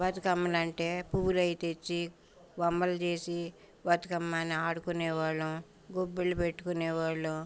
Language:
Telugu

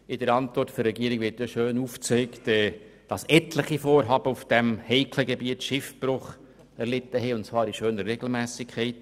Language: Swiss German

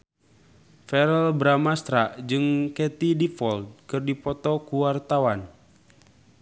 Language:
Sundanese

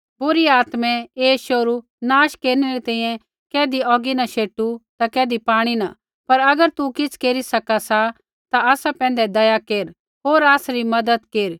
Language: Kullu Pahari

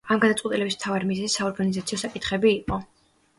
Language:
Georgian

